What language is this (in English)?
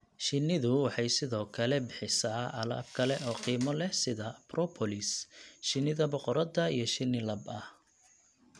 Somali